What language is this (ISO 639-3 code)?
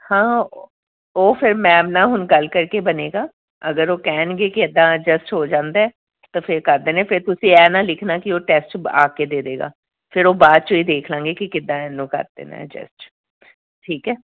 pan